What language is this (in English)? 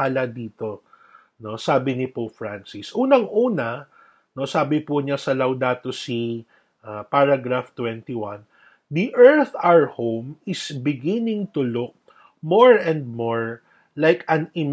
Filipino